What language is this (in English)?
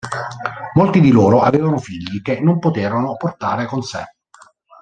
Italian